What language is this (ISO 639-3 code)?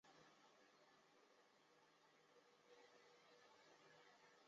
zho